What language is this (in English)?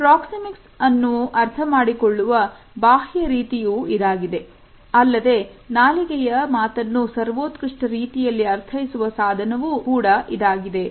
Kannada